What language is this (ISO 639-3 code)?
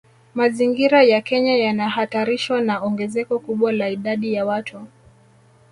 swa